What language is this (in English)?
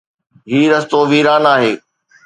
Sindhi